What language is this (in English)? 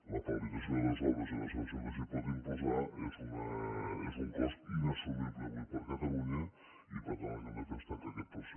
Catalan